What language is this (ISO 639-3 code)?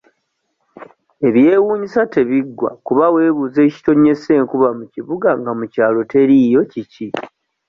lug